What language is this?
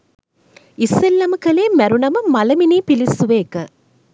Sinhala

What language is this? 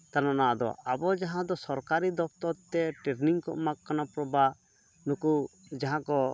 Santali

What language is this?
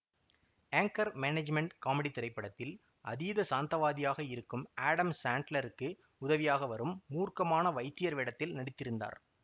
Tamil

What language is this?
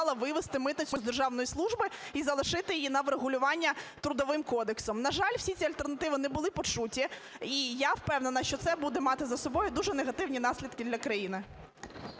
Ukrainian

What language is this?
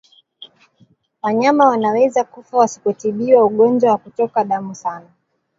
Swahili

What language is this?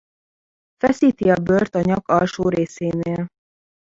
Hungarian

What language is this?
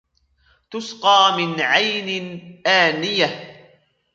Arabic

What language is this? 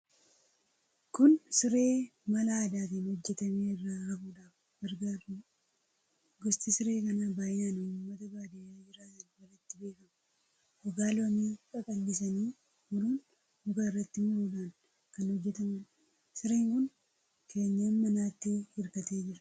Oromo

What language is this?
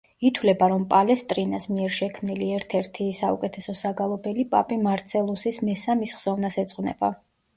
Georgian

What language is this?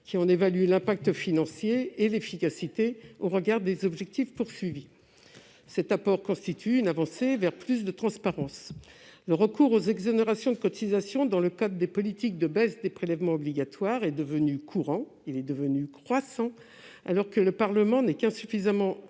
French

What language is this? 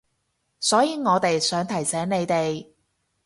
Cantonese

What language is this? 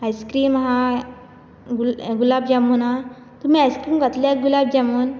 Konkani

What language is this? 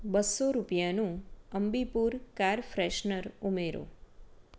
Gujarati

